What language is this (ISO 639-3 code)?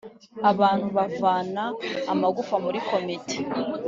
kin